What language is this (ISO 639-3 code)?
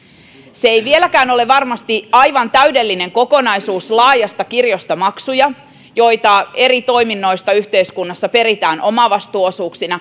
fin